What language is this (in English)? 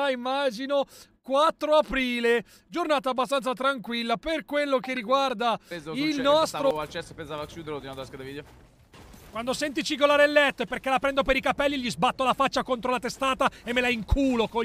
Italian